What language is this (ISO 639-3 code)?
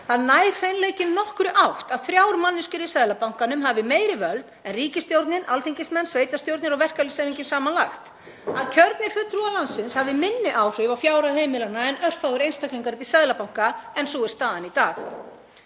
isl